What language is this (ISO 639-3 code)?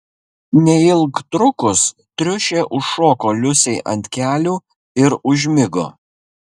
lit